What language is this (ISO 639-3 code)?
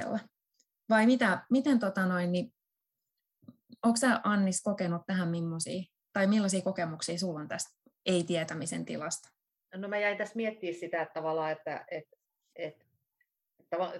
fin